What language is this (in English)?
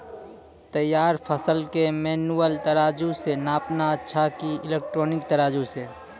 Maithili